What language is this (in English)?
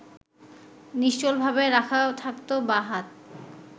Bangla